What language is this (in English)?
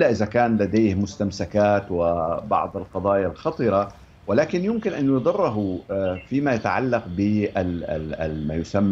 Arabic